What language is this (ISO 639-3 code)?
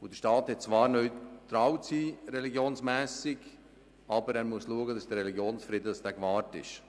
gsw